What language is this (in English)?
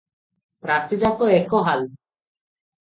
Odia